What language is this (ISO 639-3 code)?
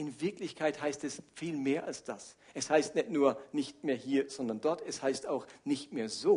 deu